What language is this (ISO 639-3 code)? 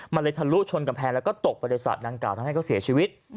tha